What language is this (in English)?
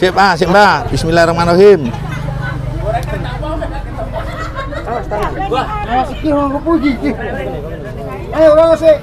Indonesian